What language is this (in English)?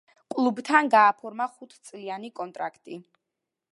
Georgian